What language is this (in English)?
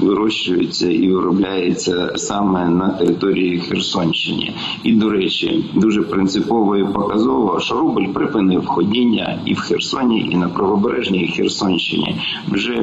Ukrainian